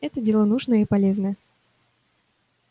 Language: Russian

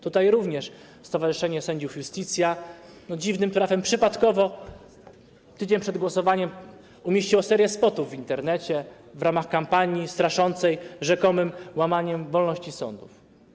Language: Polish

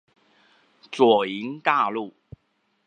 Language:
Chinese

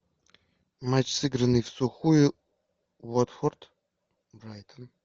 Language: Russian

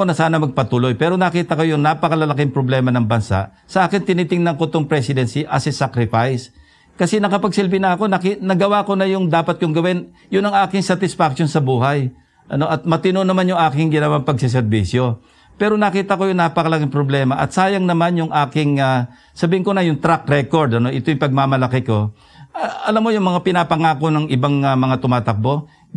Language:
Filipino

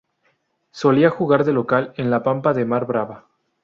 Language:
Spanish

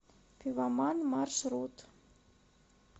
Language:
Russian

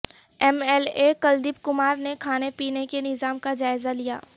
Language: Urdu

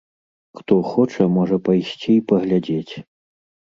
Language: Belarusian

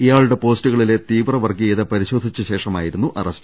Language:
Malayalam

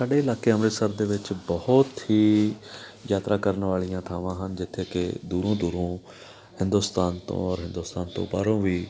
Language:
Punjabi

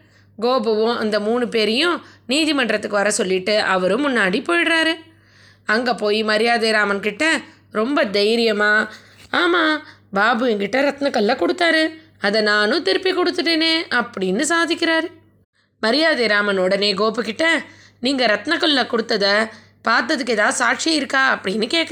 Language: Tamil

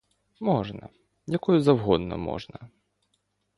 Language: Ukrainian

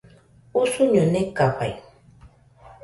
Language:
Nüpode Huitoto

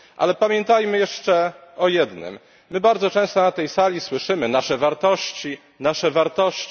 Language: Polish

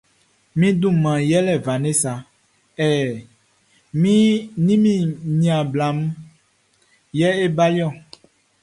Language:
Baoulé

